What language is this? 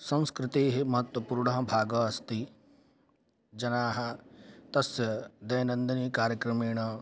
Sanskrit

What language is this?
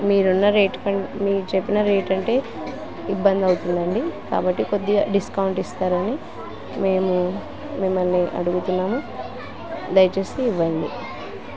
Telugu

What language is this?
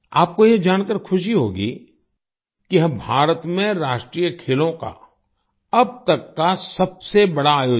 Hindi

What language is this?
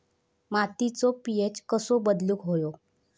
Marathi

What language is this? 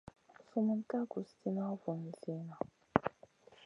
Masana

